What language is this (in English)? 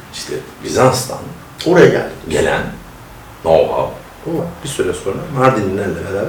Turkish